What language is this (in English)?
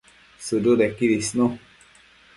Matsés